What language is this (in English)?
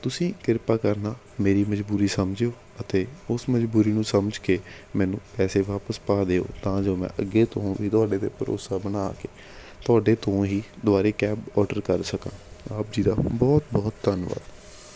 Punjabi